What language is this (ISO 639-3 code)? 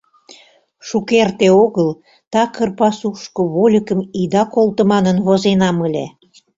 chm